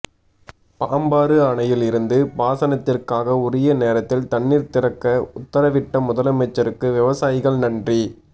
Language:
Tamil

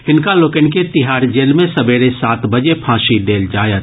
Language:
Maithili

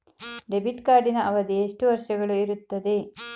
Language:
Kannada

